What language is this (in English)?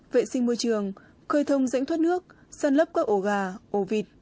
Vietnamese